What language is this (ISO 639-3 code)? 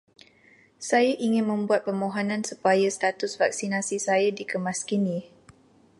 msa